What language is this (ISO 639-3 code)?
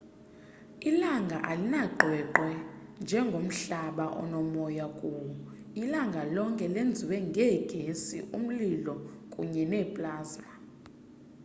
xho